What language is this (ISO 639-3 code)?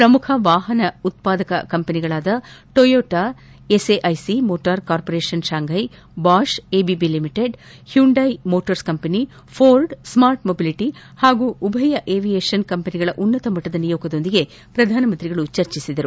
kan